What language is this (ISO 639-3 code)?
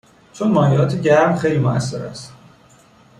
fas